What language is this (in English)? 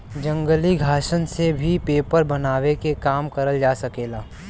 Bhojpuri